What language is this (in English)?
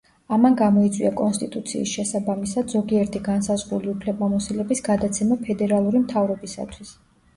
Georgian